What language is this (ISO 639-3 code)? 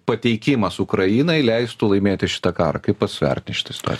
lit